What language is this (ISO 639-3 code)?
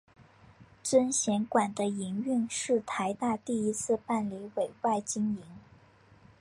zho